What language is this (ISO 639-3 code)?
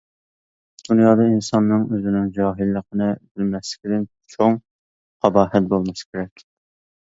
uig